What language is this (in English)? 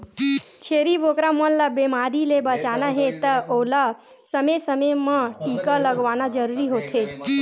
Chhattisgarhi